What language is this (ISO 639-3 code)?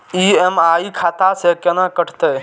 mai